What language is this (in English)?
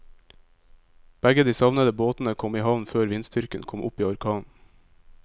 Norwegian